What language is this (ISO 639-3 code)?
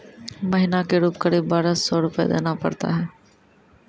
mai